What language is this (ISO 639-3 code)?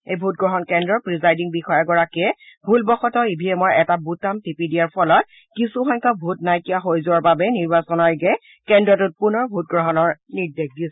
asm